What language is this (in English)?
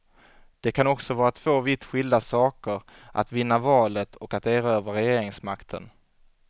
Swedish